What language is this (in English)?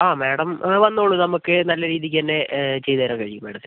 Malayalam